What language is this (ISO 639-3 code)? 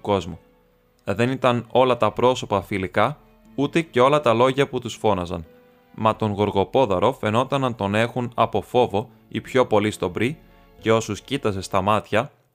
ell